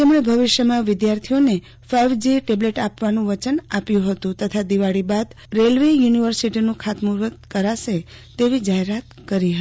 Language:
Gujarati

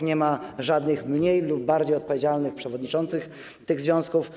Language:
Polish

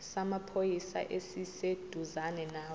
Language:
Zulu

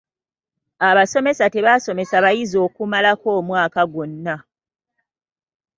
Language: Ganda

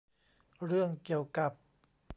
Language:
Thai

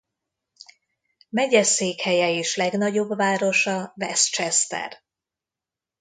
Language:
Hungarian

